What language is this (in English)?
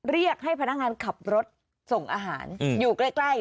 Thai